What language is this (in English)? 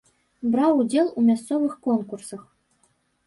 Belarusian